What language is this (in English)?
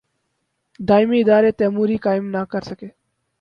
Urdu